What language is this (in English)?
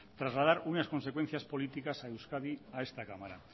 Spanish